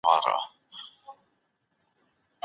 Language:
Pashto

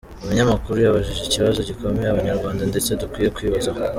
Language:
Kinyarwanda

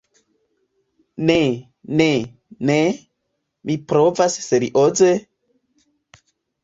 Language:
Esperanto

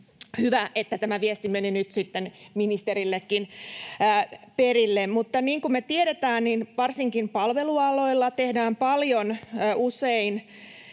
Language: Finnish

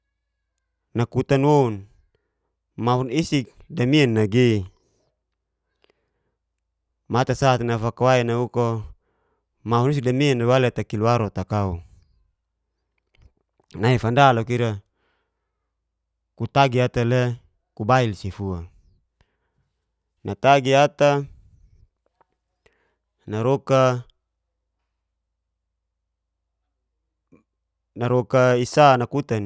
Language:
Geser-Gorom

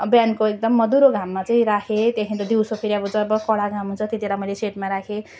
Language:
Nepali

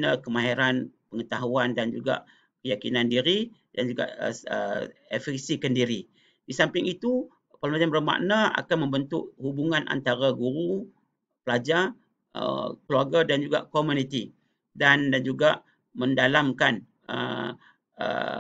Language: Malay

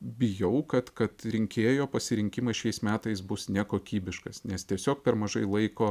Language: Lithuanian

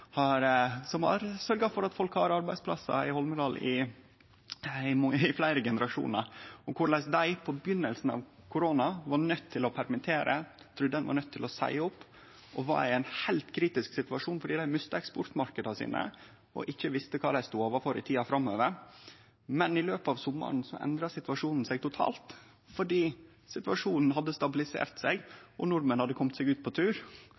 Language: Norwegian Nynorsk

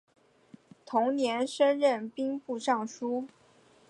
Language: Chinese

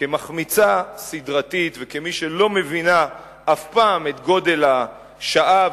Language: Hebrew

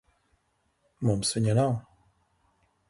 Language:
Latvian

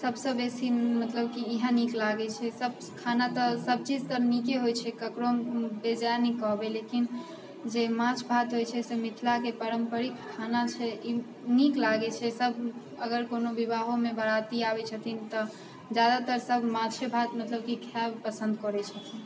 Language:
Maithili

